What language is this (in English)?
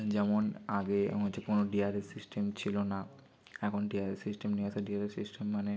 Bangla